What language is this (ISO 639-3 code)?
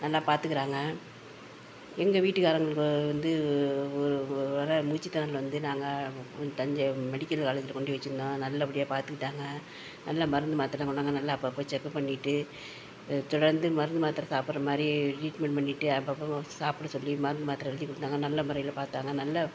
tam